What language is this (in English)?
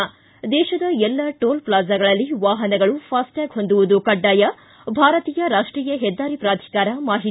Kannada